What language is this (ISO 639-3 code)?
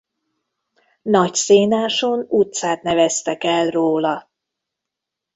hun